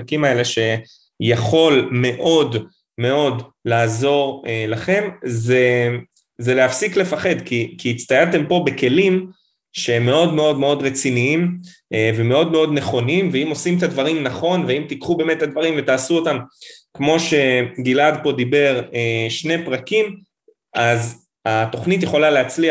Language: Hebrew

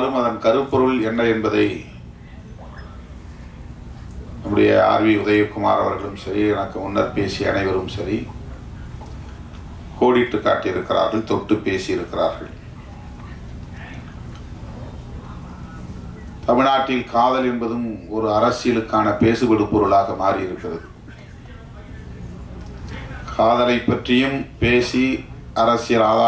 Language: Korean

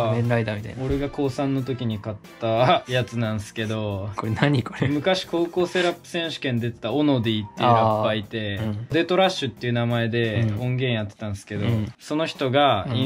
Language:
Japanese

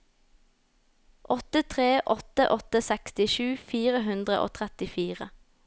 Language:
Norwegian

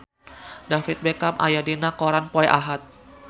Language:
Sundanese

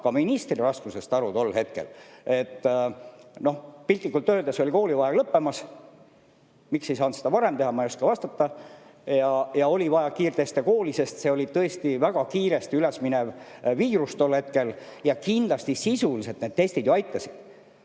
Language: Estonian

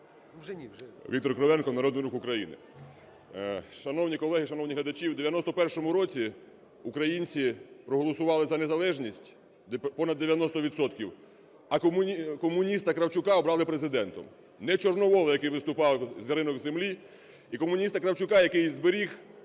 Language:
Ukrainian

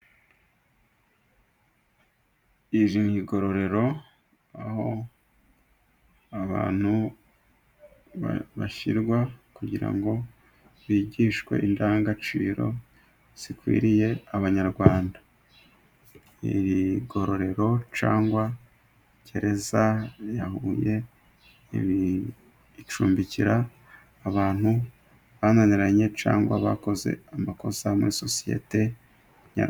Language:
Kinyarwanda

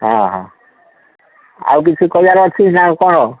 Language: Odia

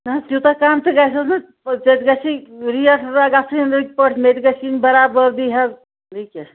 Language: Kashmiri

